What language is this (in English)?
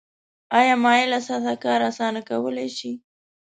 Pashto